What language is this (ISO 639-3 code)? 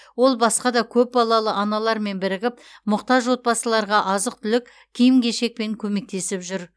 kaz